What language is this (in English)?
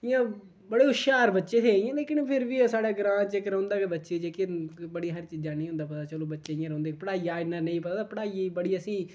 Dogri